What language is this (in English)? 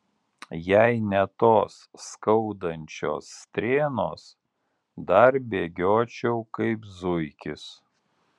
Lithuanian